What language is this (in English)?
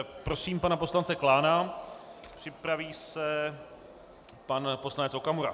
Czech